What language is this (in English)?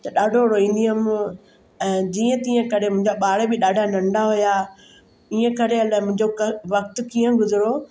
Sindhi